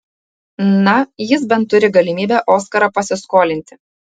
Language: Lithuanian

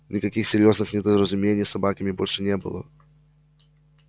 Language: Russian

